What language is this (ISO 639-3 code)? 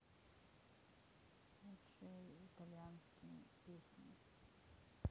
rus